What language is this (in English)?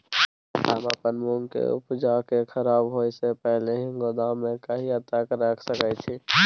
Maithili